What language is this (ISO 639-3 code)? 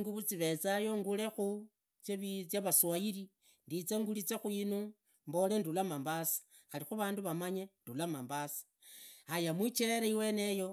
ida